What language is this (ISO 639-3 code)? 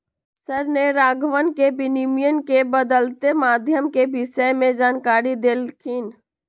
mag